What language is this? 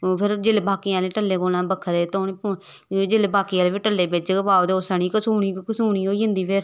Dogri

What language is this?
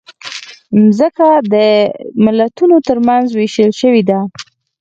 Pashto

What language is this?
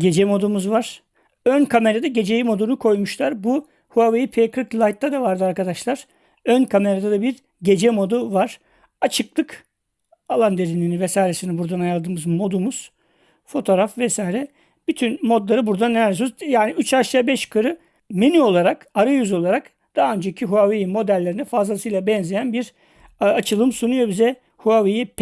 Turkish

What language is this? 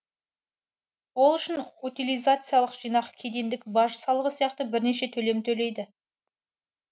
Kazakh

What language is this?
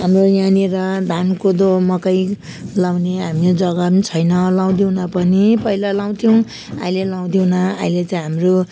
Nepali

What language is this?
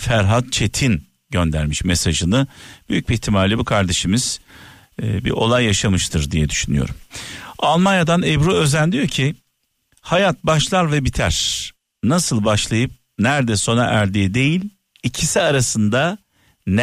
Turkish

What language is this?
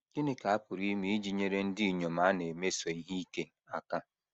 Igbo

